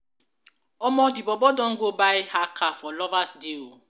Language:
Nigerian Pidgin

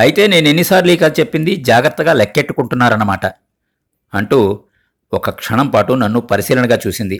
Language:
Telugu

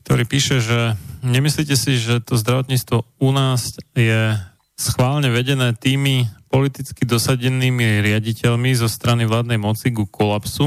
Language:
Slovak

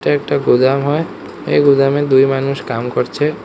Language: Bangla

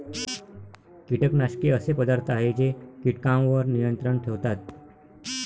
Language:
Marathi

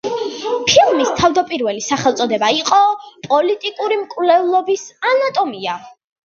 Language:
Georgian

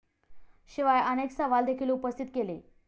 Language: Marathi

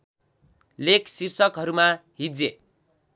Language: Nepali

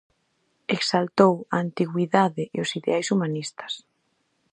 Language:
Galician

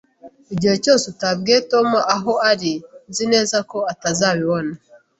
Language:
Kinyarwanda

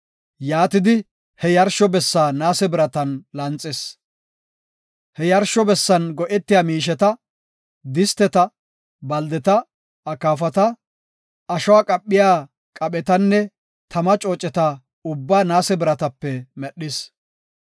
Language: Gofa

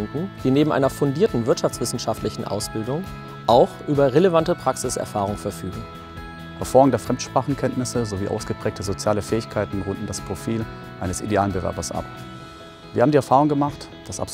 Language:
German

